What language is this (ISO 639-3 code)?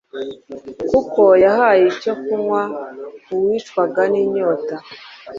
kin